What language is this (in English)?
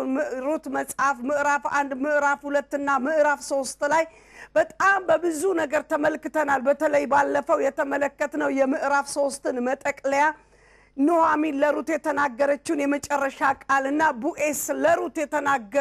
Arabic